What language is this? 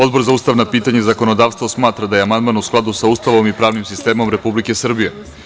Serbian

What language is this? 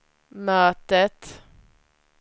Swedish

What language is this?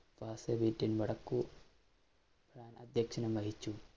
Malayalam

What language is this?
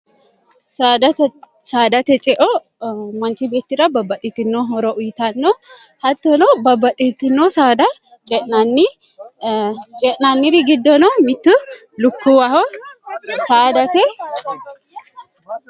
Sidamo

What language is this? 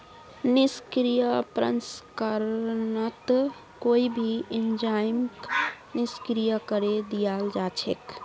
Magahi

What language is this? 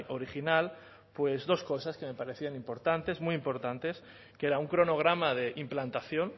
Spanish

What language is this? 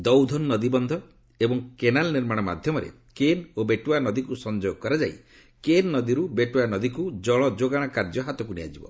Odia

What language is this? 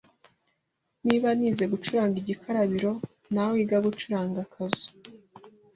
Kinyarwanda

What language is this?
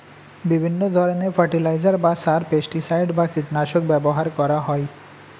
Bangla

